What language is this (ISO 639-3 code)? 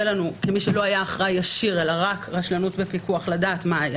heb